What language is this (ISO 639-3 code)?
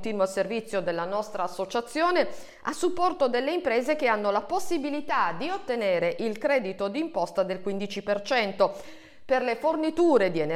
ita